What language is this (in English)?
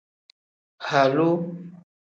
Tem